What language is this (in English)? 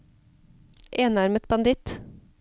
Norwegian